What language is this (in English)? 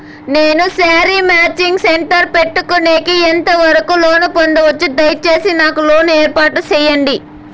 Telugu